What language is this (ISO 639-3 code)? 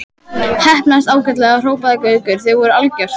isl